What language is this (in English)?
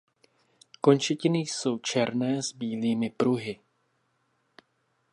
Czech